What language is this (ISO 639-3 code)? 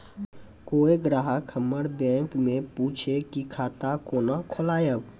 mai